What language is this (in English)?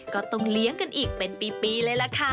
Thai